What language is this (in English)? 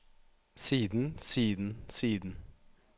Norwegian